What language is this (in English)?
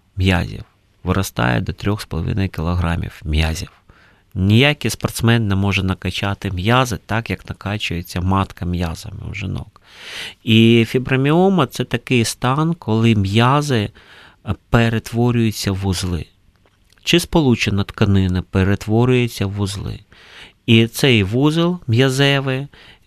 Ukrainian